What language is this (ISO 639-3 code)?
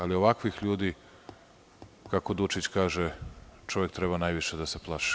srp